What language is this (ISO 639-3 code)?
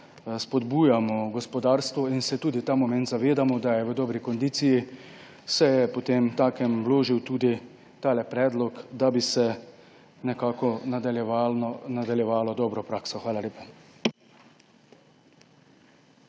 slv